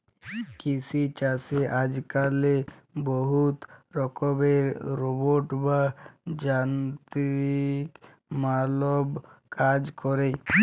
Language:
Bangla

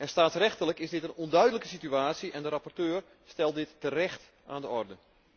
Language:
Dutch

